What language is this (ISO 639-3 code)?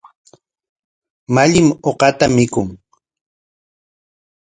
qwa